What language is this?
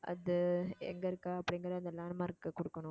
Tamil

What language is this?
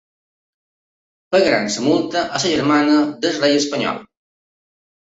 Catalan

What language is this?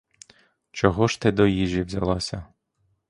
Ukrainian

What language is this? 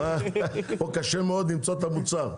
Hebrew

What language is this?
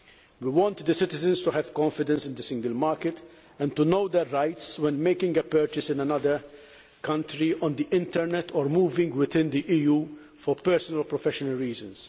English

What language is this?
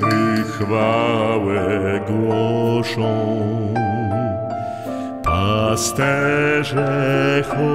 Romanian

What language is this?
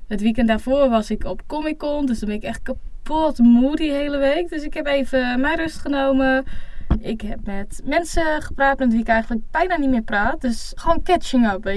Dutch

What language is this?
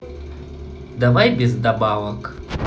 Russian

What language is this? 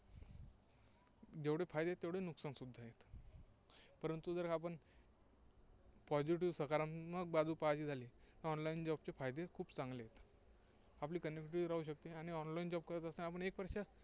Marathi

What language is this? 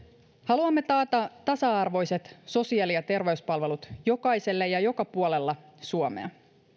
Finnish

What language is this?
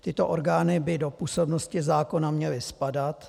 Czech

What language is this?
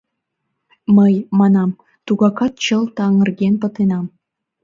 Mari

